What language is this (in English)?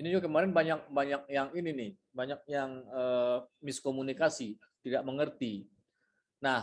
Indonesian